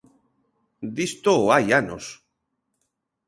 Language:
Galician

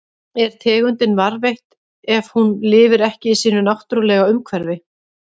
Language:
Icelandic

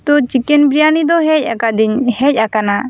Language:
Santali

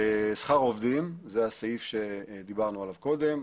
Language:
Hebrew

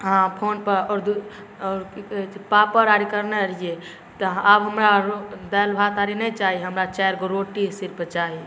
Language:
Maithili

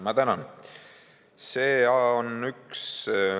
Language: Estonian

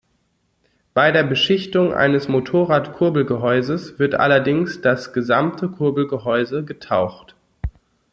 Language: German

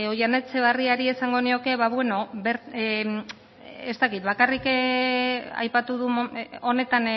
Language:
Basque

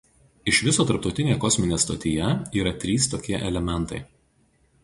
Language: Lithuanian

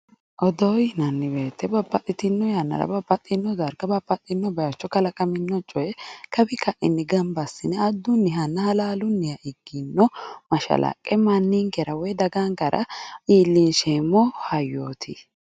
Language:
Sidamo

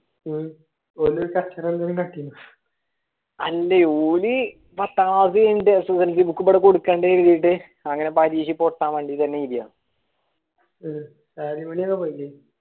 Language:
Malayalam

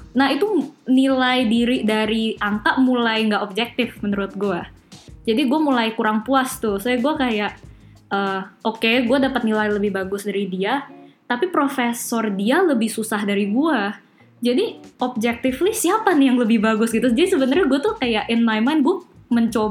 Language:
Indonesian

